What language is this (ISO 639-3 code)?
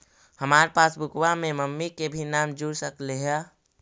mag